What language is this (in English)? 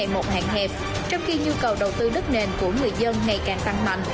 Vietnamese